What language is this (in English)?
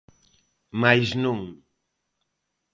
Galician